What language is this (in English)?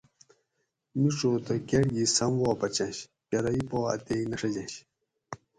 Gawri